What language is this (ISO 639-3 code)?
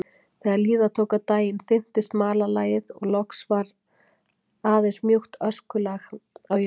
isl